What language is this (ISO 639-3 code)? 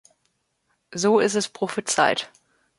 deu